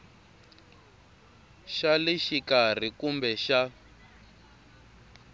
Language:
Tsonga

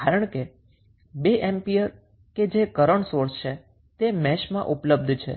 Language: Gujarati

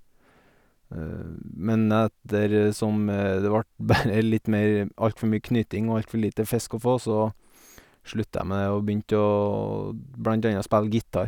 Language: Norwegian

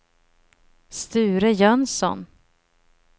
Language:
Swedish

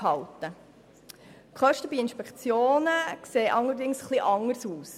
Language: Swiss German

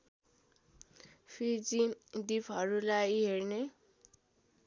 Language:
Nepali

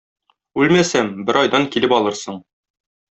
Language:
Tatar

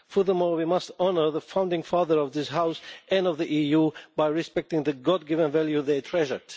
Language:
English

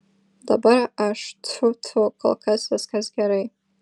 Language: Lithuanian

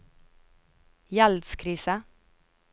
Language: Norwegian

